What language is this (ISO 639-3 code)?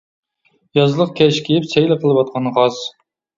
uig